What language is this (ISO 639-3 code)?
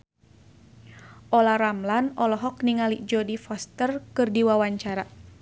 sun